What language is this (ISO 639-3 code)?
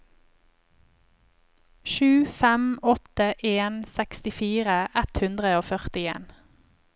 nor